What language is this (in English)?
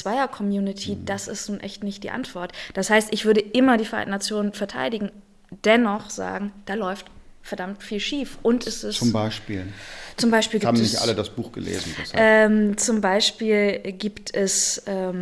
German